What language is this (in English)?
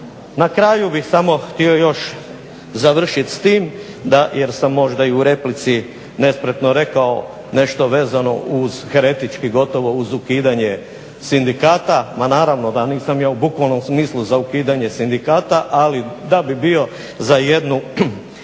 Croatian